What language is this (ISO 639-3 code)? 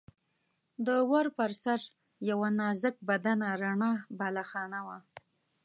pus